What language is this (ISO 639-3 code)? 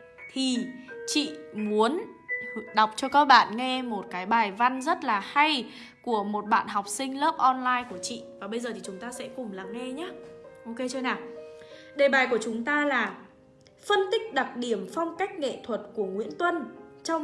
vie